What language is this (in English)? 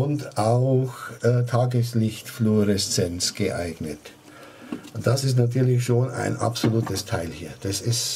German